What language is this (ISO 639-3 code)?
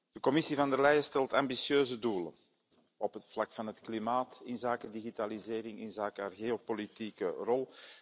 nld